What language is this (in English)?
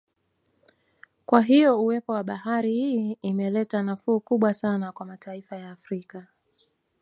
Swahili